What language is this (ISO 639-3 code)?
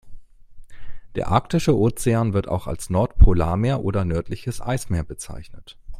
deu